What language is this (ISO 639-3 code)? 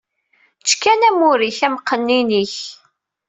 kab